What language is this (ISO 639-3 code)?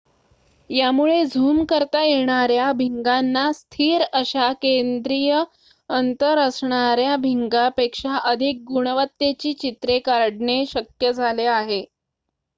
mar